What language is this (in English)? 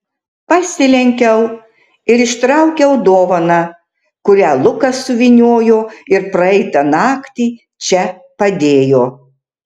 Lithuanian